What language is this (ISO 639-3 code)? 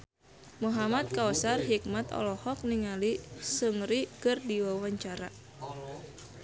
sun